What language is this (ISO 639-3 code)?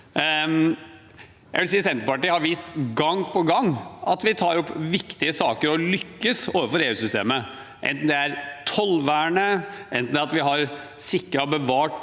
nor